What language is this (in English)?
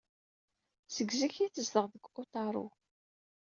Kabyle